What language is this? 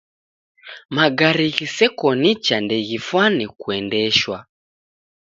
Taita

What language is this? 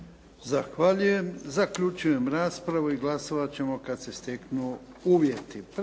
Croatian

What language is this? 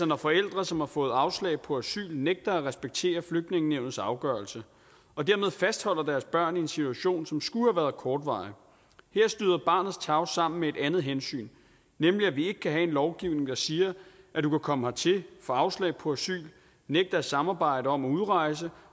Danish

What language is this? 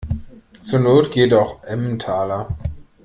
German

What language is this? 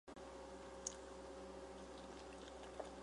Chinese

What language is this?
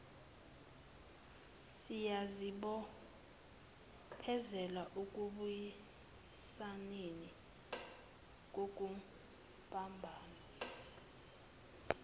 Zulu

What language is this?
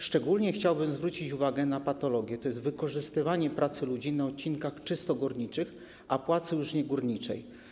Polish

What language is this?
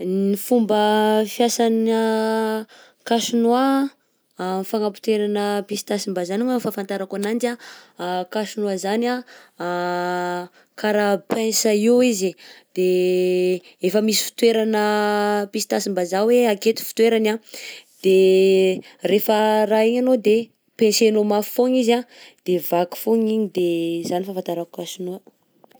Southern Betsimisaraka Malagasy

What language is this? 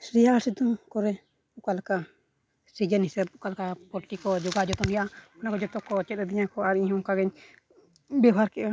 Santali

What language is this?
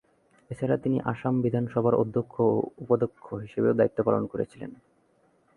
Bangla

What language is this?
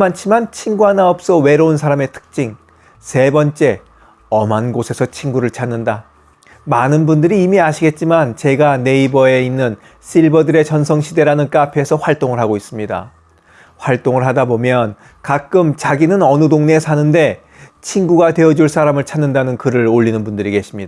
Korean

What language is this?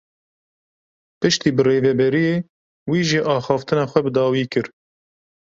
Kurdish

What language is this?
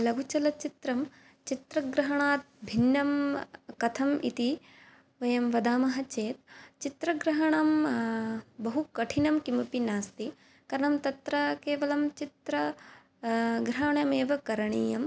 Sanskrit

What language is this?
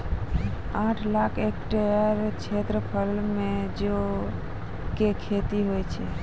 Maithili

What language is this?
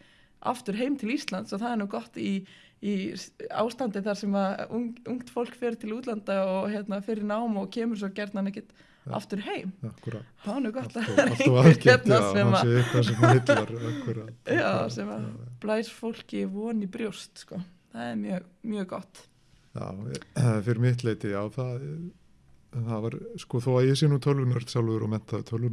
Icelandic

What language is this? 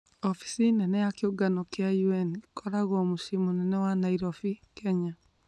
Kikuyu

